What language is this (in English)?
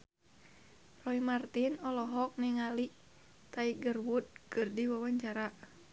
Sundanese